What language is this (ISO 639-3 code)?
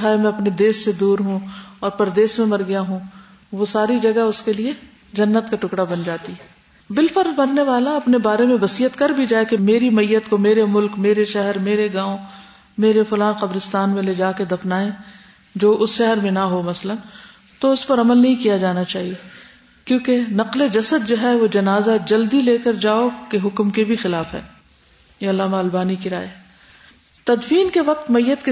urd